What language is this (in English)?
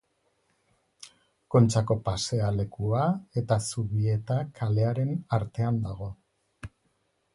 Basque